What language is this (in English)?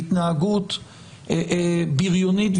Hebrew